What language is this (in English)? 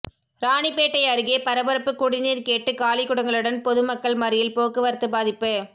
Tamil